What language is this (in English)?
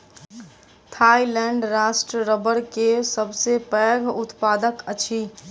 Maithili